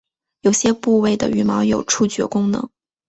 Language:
Chinese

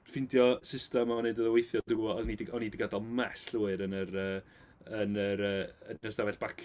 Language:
Welsh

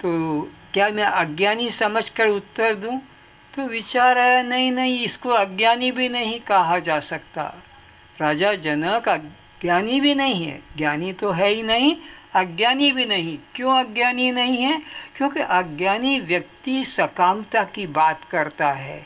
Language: Hindi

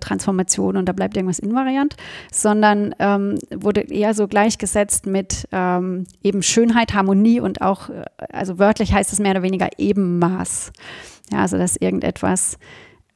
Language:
German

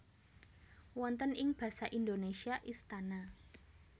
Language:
Javanese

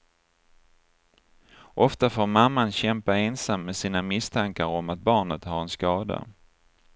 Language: Swedish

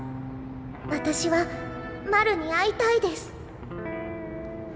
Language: Japanese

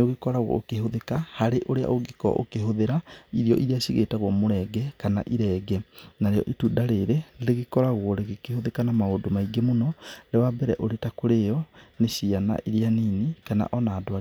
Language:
Kikuyu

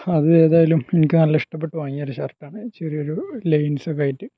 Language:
Malayalam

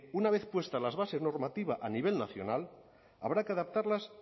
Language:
Spanish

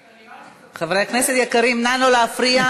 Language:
Hebrew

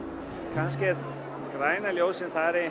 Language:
Icelandic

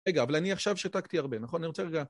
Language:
Hebrew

